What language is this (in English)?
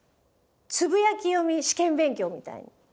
Japanese